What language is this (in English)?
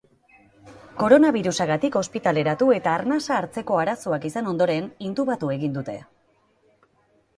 Basque